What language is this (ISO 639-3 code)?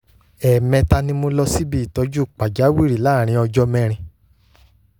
yor